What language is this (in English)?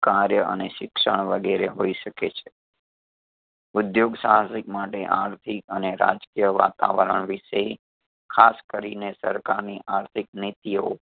Gujarati